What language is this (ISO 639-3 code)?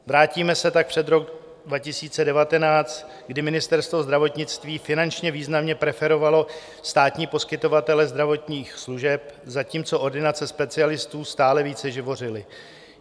ces